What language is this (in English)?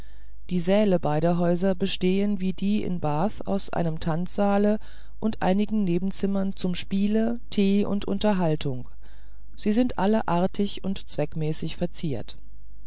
German